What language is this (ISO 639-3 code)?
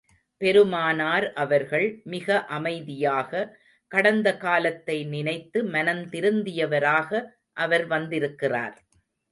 tam